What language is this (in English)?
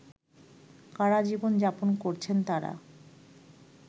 Bangla